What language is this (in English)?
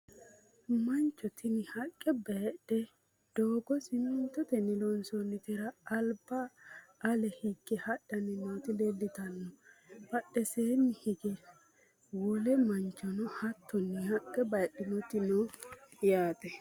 Sidamo